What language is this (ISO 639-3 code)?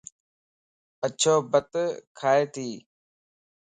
lss